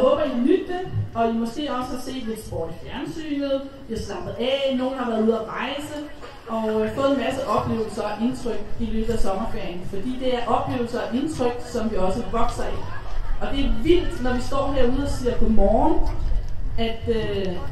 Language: Danish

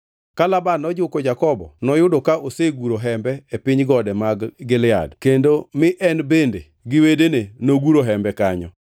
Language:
Luo (Kenya and Tanzania)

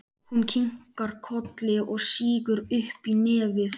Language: Icelandic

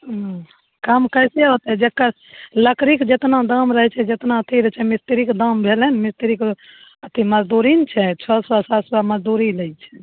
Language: Maithili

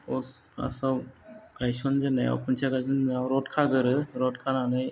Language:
Bodo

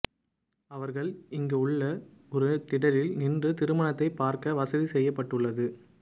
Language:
Tamil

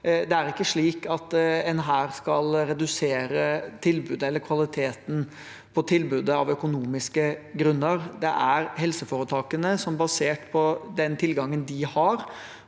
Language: Norwegian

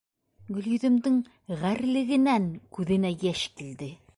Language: Bashkir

